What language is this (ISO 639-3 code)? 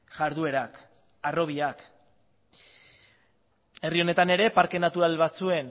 eus